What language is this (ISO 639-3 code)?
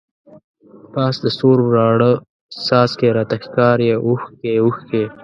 pus